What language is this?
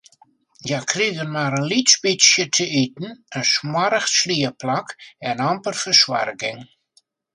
Western Frisian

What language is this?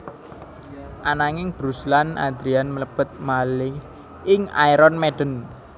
Javanese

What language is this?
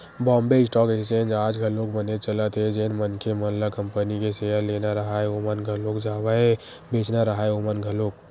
Chhattisgarhi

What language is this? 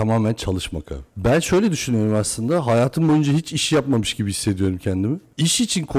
Turkish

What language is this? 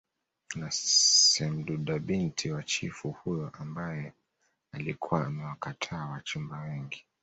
Swahili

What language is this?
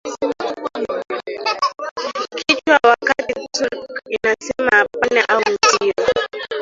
Swahili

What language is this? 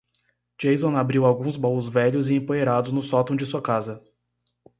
Portuguese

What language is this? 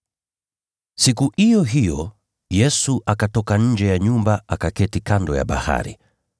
Swahili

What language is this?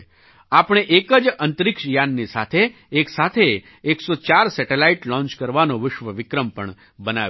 Gujarati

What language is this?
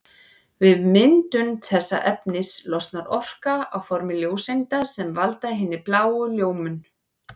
Icelandic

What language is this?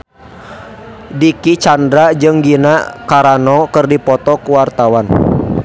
Sundanese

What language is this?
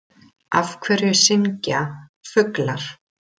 Icelandic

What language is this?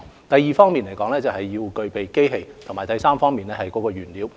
Cantonese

